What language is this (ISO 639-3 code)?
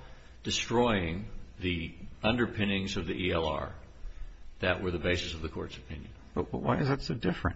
eng